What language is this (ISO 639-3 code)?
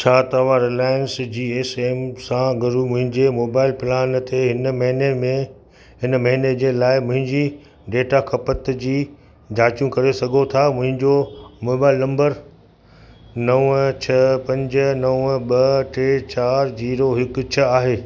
snd